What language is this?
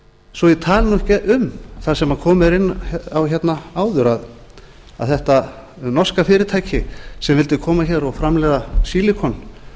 Icelandic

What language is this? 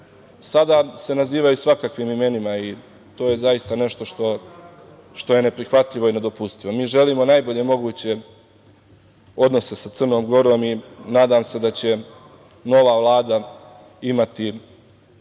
Serbian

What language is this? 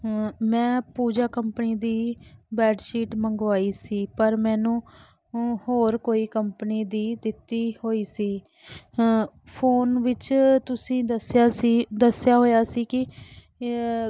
Punjabi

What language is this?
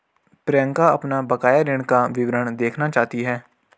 Hindi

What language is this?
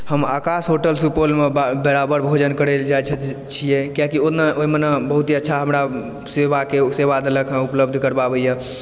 Maithili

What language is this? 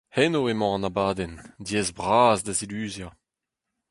Breton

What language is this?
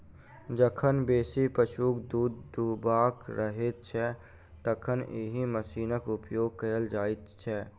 Maithili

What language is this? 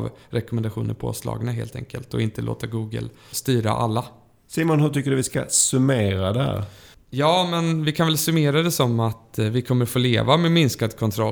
Swedish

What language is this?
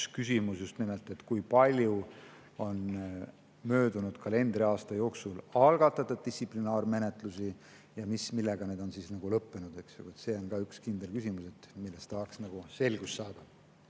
Estonian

